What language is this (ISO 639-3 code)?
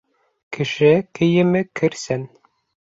bak